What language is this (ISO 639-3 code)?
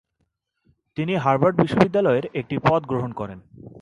ben